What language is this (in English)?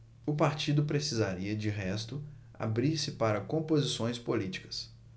Portuguese